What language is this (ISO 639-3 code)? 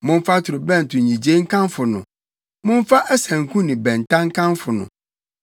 aka